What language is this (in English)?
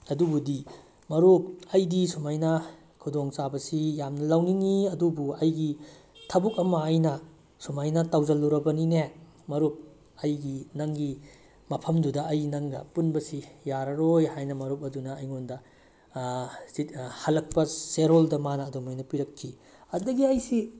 Manipuri